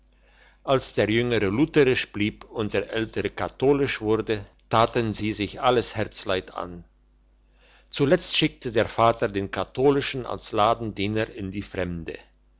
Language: German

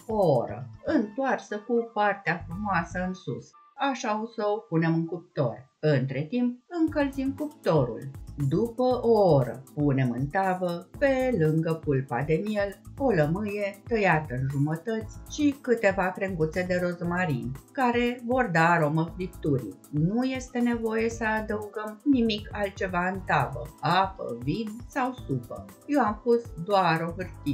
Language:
Romanian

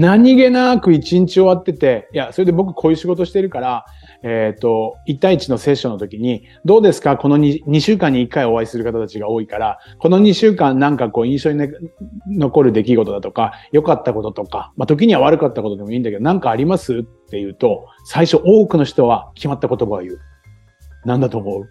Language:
Japanese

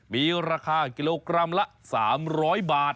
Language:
Thai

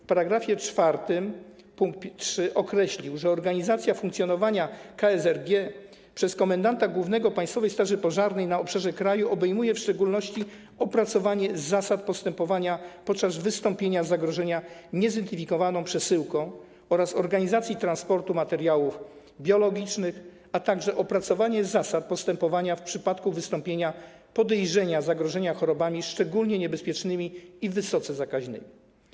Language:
Polish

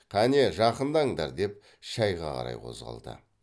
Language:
Kazakh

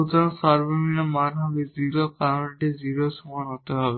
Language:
Bangla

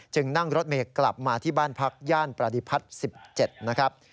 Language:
Thai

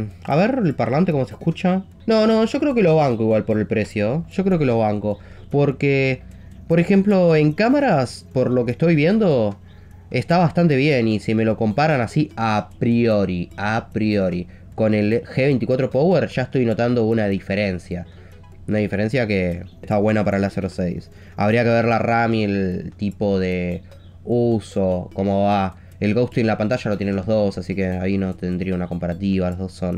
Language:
Spanish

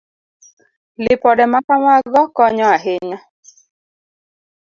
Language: Luo (Kenya and Tanzania)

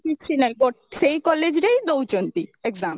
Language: Odia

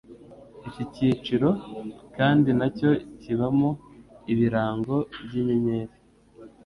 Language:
Kinyarwanda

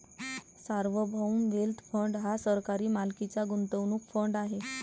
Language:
Marathi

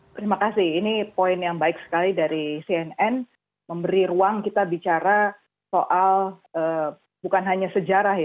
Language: Indonesian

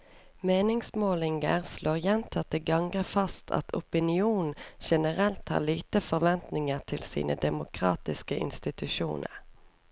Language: Norwegian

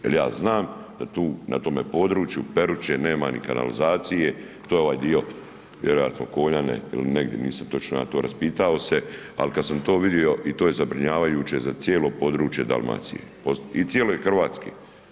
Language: Croatian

